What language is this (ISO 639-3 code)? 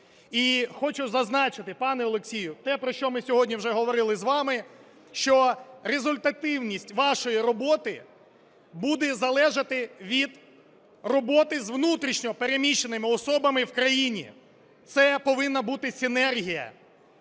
ukr